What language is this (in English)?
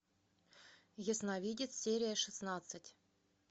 Russian